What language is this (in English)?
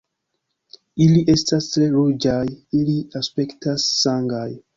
Esperanto